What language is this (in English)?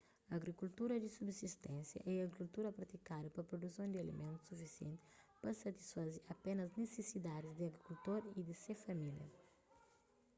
Kabuverdianu